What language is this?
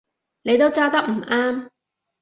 Cantonese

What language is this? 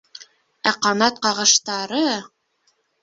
Bashkir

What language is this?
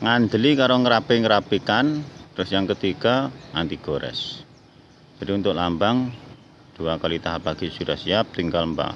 Indonesian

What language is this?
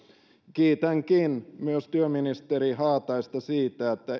Finnish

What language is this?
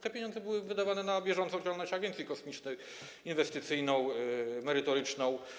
Polish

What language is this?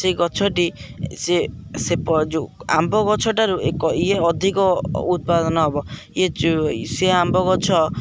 Odia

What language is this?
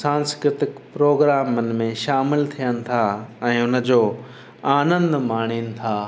Sindhi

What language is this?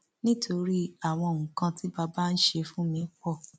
Yoruba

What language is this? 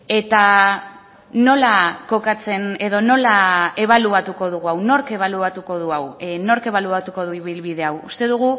Basque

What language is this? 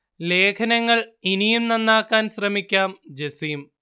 Malayalam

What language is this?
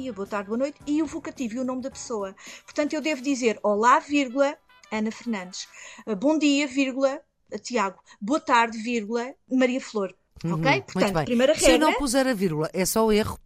Portuguese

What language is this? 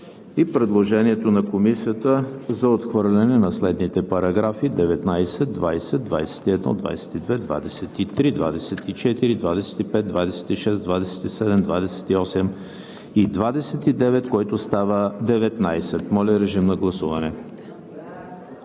Bulgarian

